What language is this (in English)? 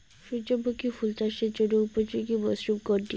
Bangla